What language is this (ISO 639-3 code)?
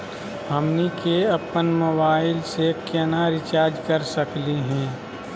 mag